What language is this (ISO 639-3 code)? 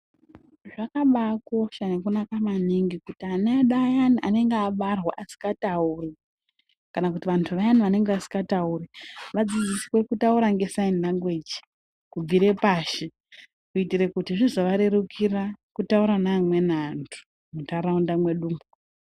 ndc